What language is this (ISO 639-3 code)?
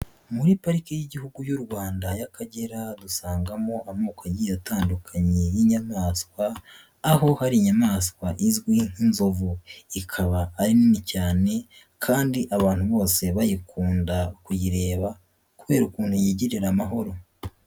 kin